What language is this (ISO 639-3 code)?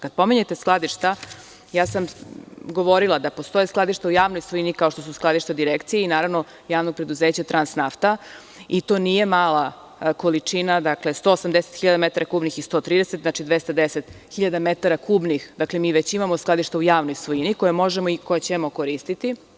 srp